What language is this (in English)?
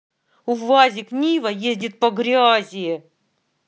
Russian